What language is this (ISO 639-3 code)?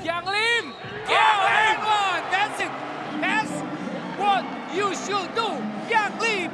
ind